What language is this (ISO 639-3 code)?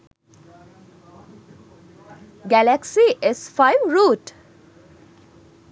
sin